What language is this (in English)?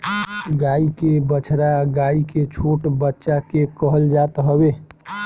Bhojpuri